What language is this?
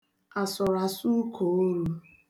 Igbo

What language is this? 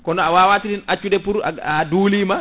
Fula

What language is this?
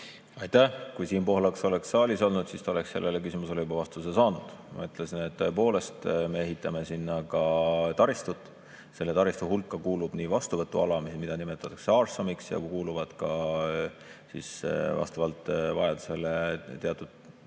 Estonian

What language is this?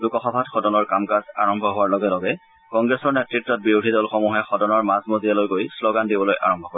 Assamese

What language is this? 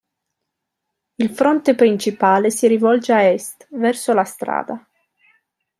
Italian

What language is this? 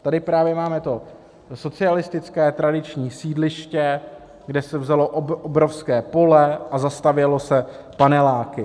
Czech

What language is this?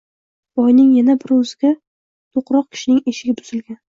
Uzbek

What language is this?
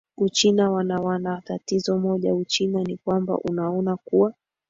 Swahili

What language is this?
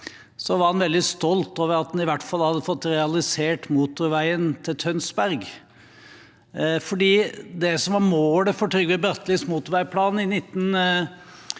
Norwegian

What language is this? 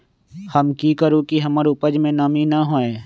Magahi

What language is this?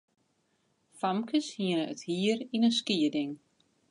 Western Frisian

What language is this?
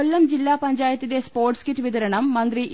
Malayalam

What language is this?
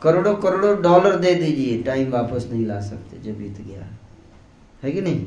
Hindi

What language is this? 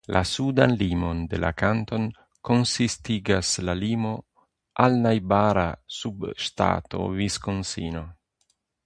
Esperanto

